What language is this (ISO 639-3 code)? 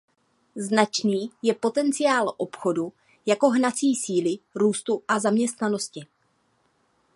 ces